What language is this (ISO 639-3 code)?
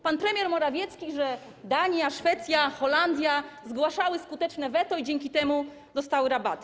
pol